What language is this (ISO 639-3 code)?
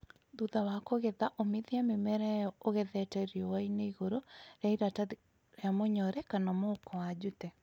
kik